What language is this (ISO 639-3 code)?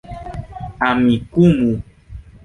epo